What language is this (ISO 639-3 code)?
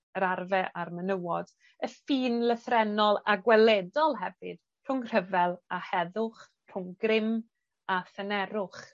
cym